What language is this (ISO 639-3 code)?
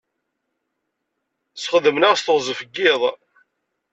kab